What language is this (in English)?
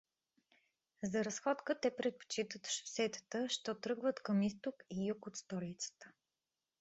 Bulgarian